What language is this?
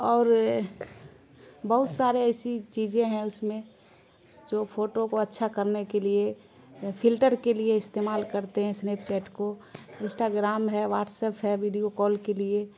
Urdu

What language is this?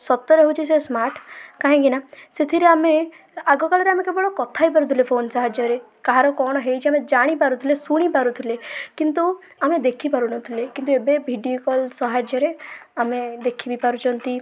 Odia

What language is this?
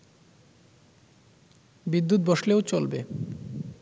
Bangla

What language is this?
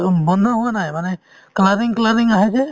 Assamese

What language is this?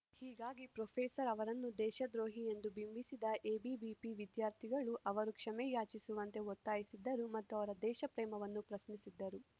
Kannada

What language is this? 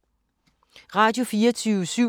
Danish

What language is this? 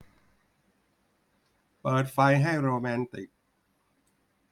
Thai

